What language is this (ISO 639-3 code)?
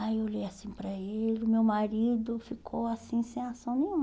por